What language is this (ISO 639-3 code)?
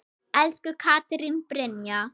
isl